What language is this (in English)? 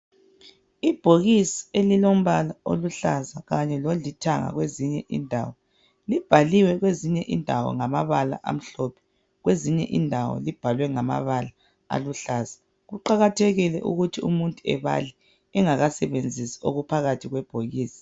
North Ndebele